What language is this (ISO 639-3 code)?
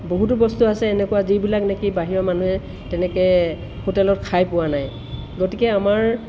asm